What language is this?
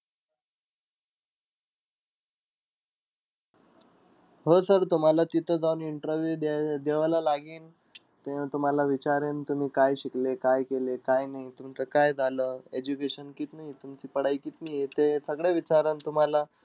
Marathi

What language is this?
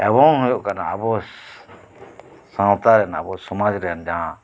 Santali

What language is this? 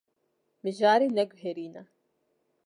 Kurdish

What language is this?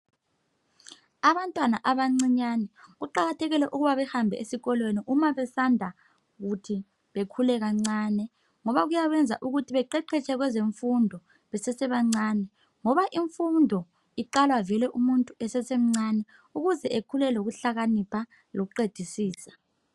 North Ndebele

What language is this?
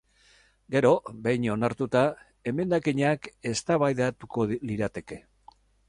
Basque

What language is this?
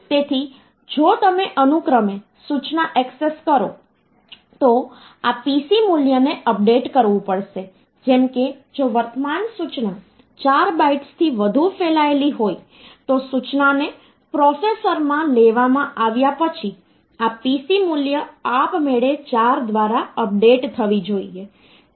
Gujarati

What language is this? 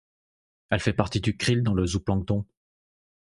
French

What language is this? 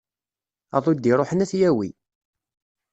Kabyle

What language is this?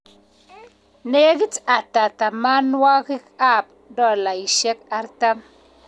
Kalenjin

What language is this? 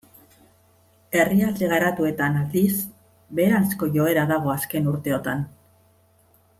Basque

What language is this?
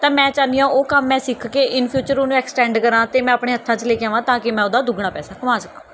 Punjabi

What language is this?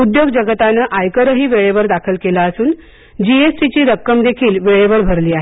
Marathi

